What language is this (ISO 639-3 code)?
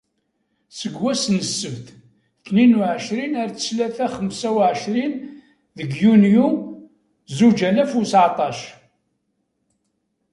kab